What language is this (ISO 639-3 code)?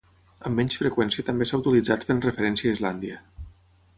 cat